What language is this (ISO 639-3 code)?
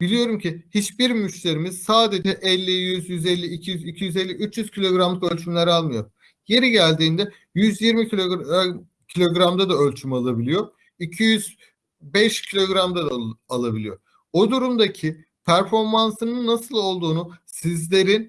tur